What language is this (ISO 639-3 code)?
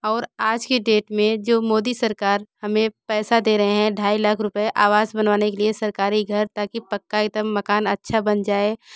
hin